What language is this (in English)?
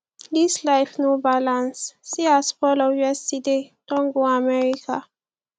Nigerian Pidgin